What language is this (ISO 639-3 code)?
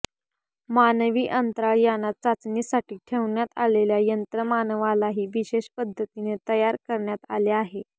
mar